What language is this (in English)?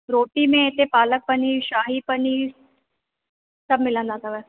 Sindhi